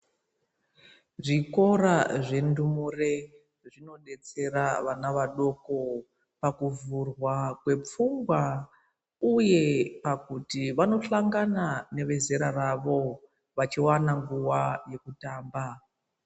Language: Ndau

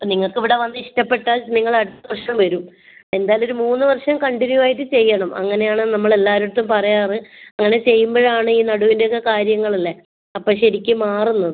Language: Malayalam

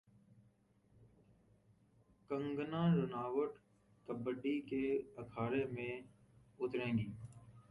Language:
Urdu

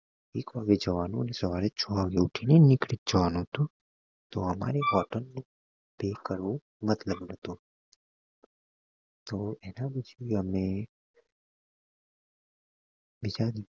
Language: Gujarati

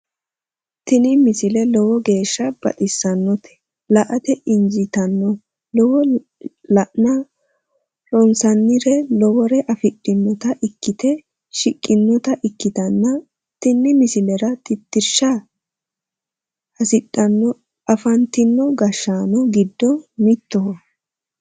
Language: Sidamo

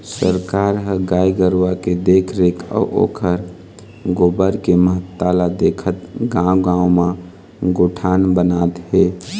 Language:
Chhattisgarhi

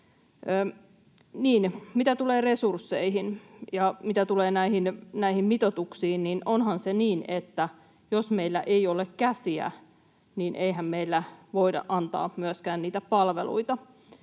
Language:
Finnish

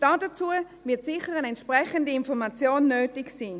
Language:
Swiss German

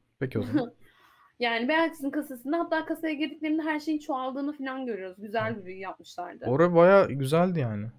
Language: Turkish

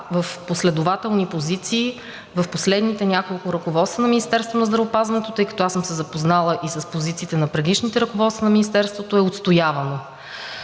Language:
Bulgarian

